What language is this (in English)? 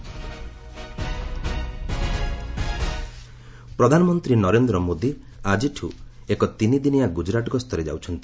Odia